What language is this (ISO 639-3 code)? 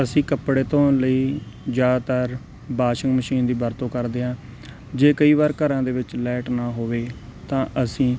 pan